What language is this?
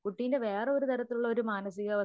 Malayalam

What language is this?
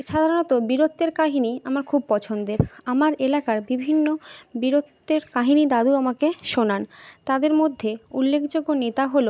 Bangla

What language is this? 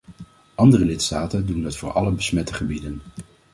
Dutch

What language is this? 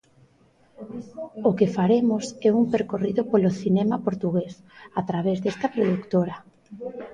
Galician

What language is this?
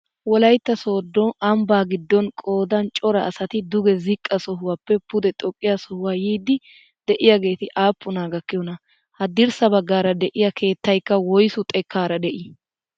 Wolaytta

